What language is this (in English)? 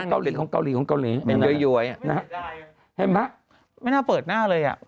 Thai